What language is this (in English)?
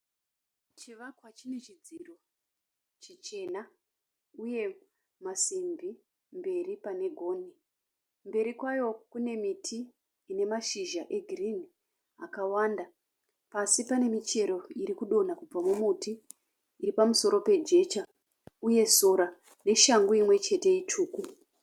Shona